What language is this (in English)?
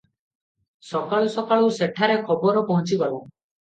Odia